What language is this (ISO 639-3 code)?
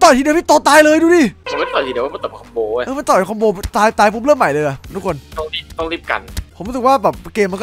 tha